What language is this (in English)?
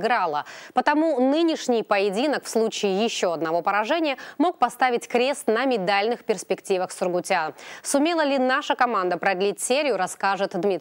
Russian